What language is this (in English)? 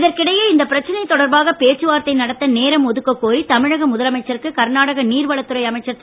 Tamil